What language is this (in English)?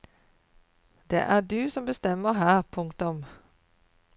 Norwegian